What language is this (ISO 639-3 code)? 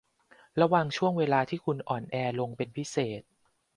tha